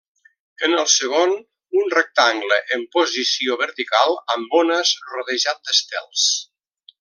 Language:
Catalan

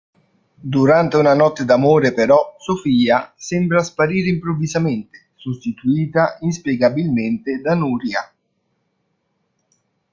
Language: Italian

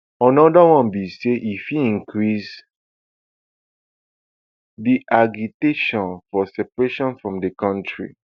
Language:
Nigerian Pidgin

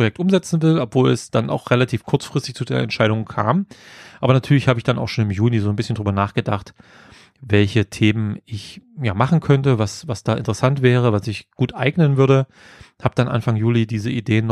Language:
German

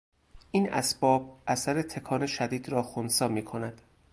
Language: Persian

